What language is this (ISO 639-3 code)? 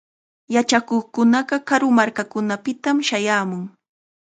qxa